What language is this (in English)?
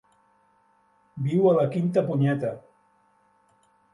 Catalan